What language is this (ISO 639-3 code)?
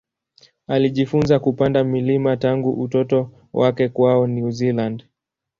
swa